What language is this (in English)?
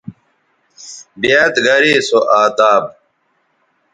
Bateri